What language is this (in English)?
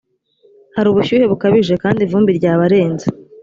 Kinyarwanda